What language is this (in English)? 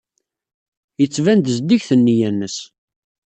Kabyle